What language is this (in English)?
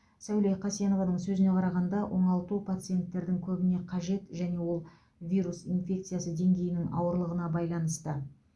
Kazakh